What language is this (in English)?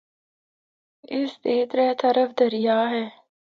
Northern Hindko